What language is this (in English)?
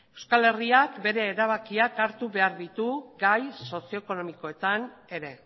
Basque